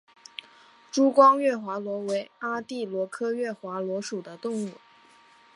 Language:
Chinese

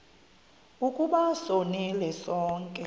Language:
Xhosa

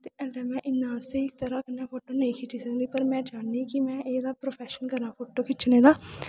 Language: Dogri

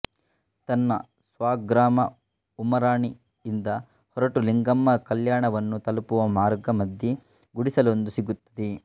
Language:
Kannada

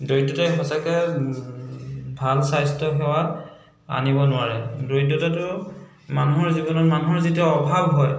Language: Assamese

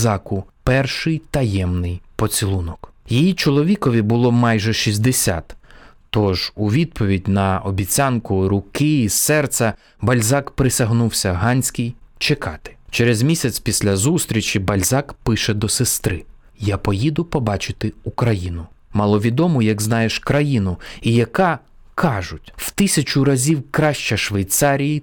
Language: Ukrainian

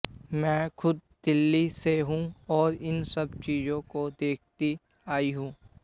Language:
Hindi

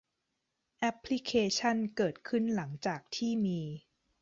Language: Thai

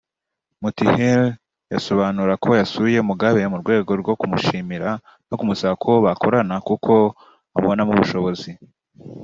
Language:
Kinyarwanda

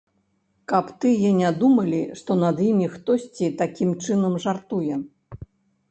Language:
Belarusian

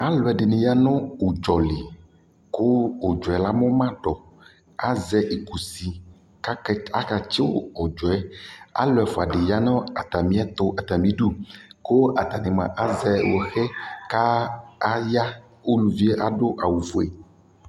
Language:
Ikposo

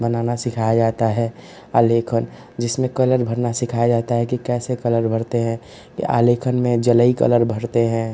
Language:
Hindi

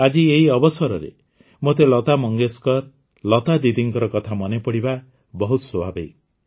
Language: Odia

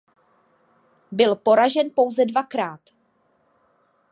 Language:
Czech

